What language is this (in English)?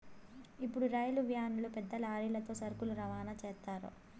Telugu